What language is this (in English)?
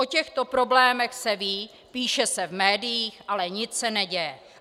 Czech